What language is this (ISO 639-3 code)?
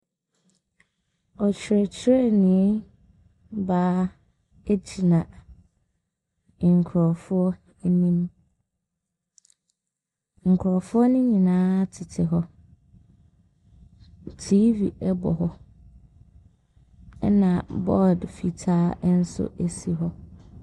aka